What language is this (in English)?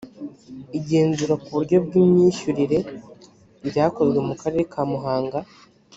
Kinyarwanda